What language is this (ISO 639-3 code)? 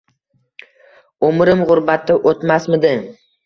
uzb